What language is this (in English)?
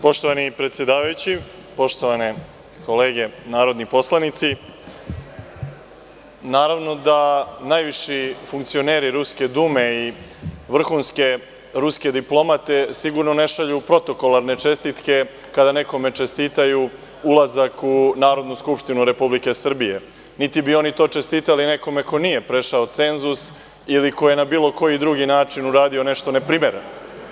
Serbian